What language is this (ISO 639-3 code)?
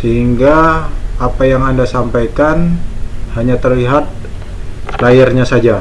ind